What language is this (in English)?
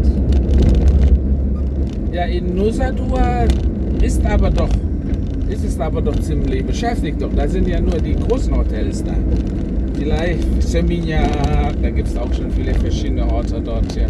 German